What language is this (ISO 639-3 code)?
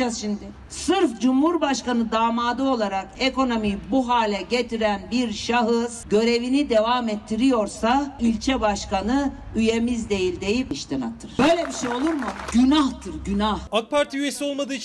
tur